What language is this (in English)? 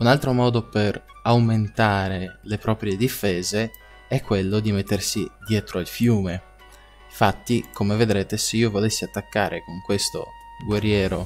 Italian